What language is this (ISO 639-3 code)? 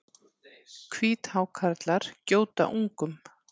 isl